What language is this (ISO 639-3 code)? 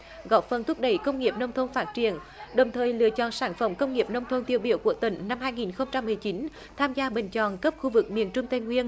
vie